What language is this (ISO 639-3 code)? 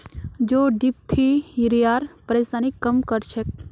mag